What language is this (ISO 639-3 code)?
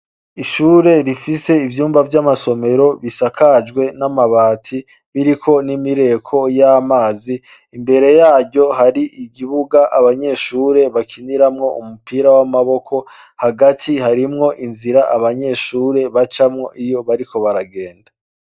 run